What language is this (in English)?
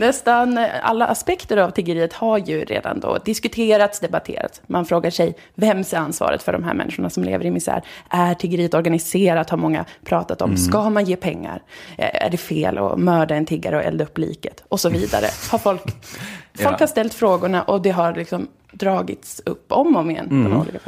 Swedish